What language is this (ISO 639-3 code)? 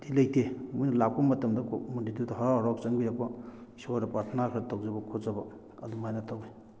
mni